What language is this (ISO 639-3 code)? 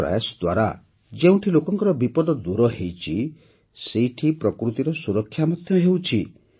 ori